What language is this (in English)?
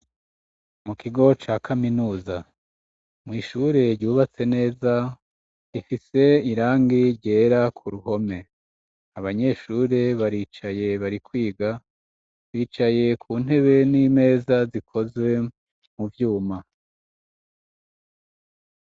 Rundi